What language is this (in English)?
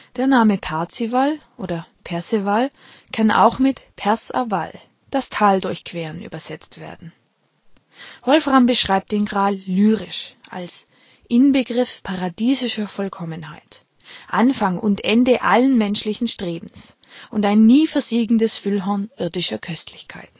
German